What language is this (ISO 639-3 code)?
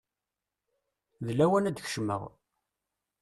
kab